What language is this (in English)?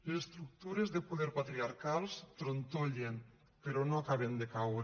Catalan